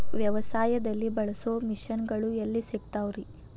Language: Kannada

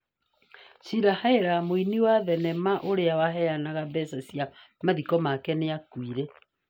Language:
Kikuyu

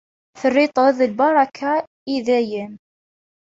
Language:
Kabyle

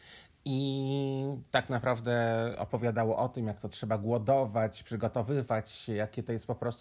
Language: Polish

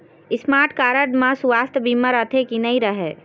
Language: Chhattisgarhi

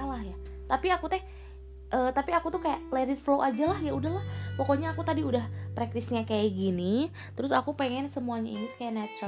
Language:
Indonesian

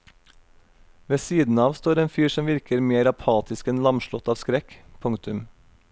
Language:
Norwegian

